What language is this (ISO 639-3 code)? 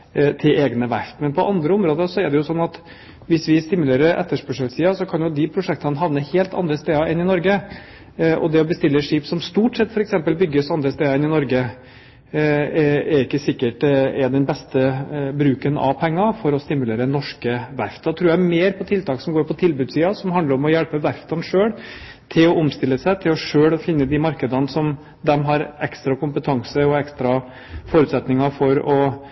nob